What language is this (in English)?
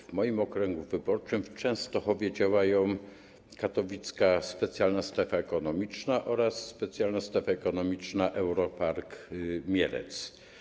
Polish